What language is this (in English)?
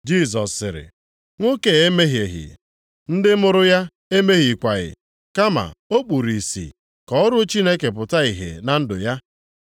Igbo